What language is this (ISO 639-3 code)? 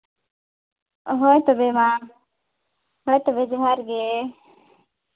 sat